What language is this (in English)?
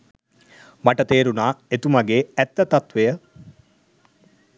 Sinhala